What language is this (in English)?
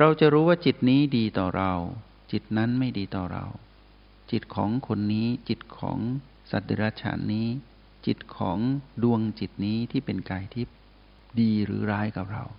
Thai